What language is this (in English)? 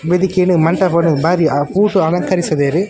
Tulu